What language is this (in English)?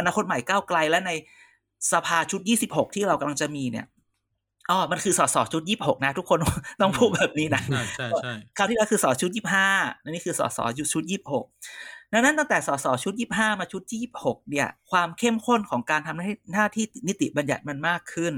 Thai